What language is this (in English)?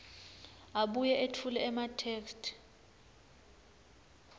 Swati